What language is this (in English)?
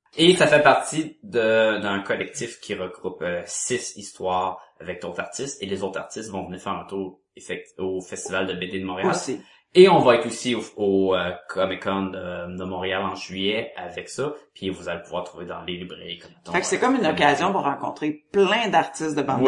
French